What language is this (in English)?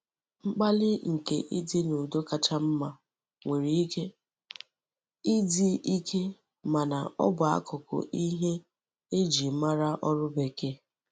Igbo